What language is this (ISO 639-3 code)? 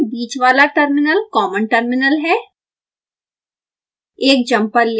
hin